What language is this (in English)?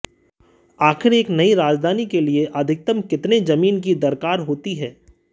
Hindi